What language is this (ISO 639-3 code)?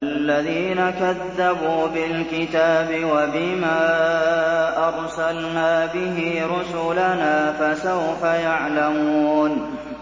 ara